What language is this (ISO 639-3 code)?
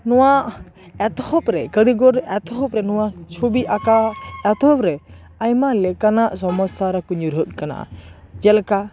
sat